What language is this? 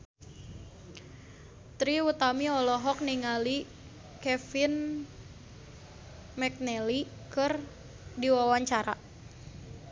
Sundanese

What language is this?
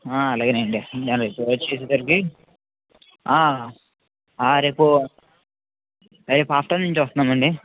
Telugu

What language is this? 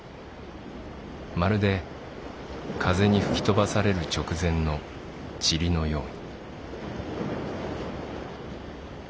Japanese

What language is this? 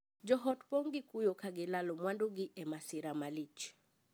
Luo (Kenya and Tanzania)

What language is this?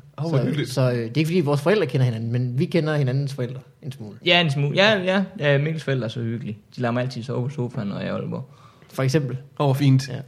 Danish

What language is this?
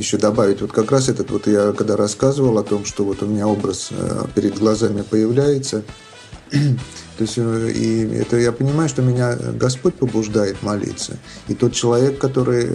Russian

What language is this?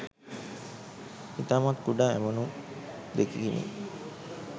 Sinhala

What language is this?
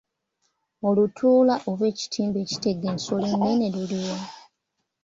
Ganda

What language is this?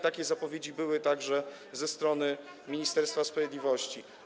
Polish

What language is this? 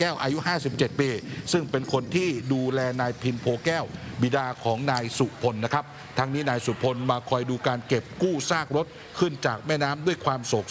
Thai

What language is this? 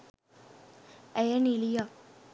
Sinhala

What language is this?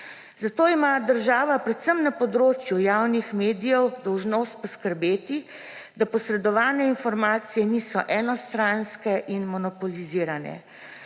Slovenian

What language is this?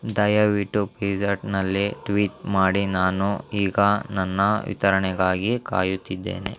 Kannada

